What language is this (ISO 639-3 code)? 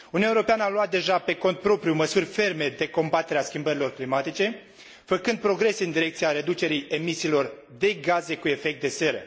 ron